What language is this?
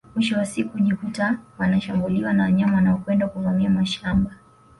Swahili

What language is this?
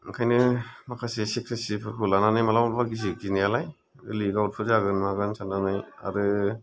Bodo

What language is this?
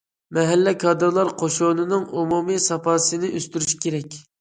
Uyghur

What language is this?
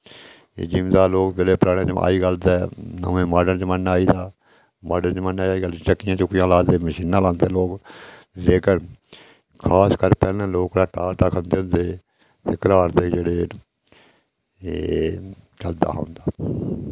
Dogri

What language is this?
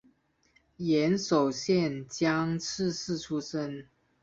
Chinese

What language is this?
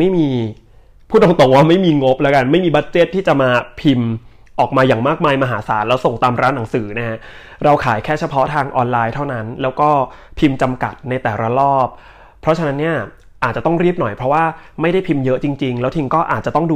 Thai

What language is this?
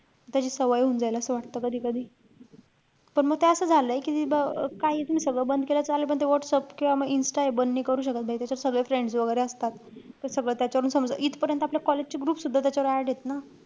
Marathi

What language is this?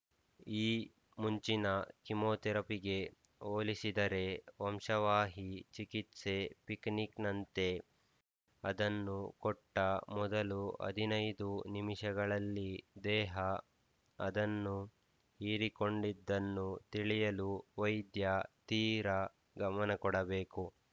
Kannada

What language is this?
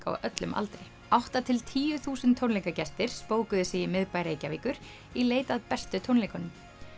Icelandic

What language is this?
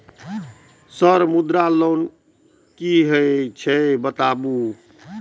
Maithili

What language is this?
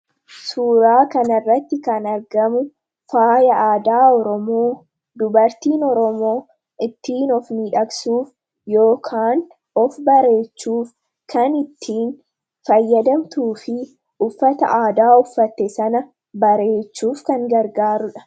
Oromo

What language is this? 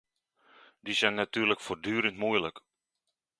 Dutch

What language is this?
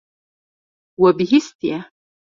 Kurdish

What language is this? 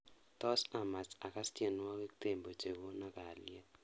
Kalenjin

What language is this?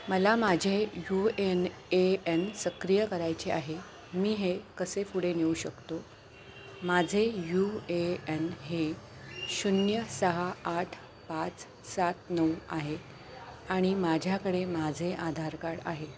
Marathi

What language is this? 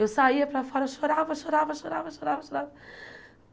Portuguese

